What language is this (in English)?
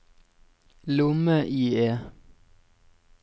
Norwegian